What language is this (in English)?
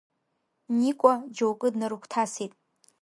Abkhazian